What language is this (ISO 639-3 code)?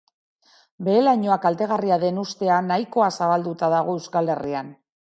eus